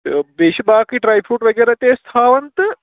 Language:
Kashmiri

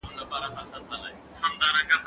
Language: Pashto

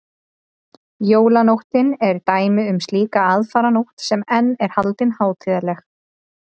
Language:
Icelandic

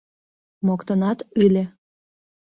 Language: Mari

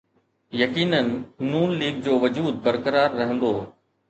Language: Sindhi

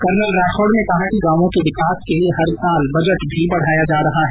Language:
Hindi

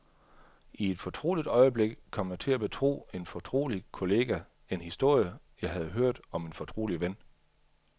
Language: Danish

